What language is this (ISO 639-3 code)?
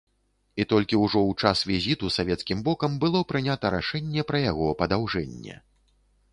bel